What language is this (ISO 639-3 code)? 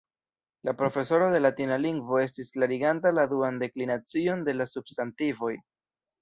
epo